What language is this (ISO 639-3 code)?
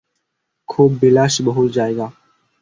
ben